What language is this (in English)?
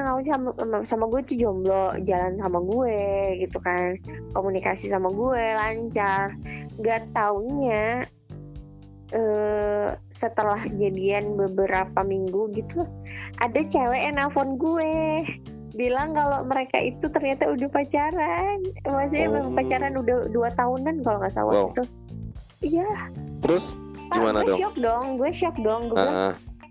Indonesian